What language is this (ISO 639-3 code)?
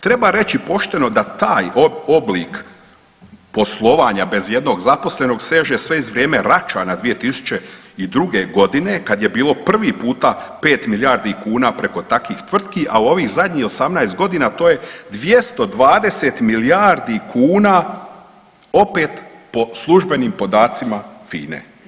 hrv